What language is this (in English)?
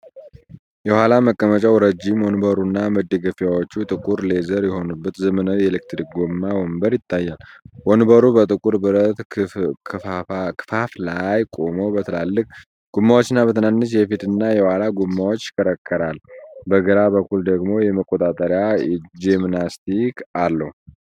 Amharic